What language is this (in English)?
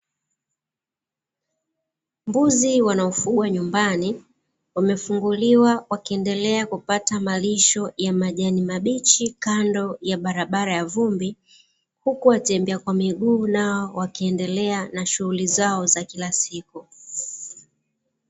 Swahili